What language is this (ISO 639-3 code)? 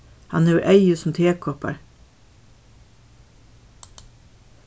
fao